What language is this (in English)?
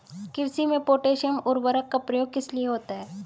Hindi